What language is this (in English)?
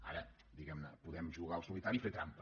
Catalan